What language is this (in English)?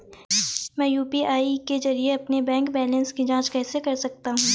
Hindi